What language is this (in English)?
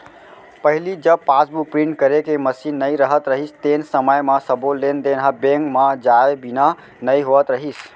Chhattisgarhi